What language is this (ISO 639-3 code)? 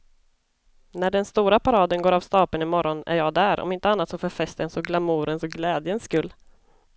swe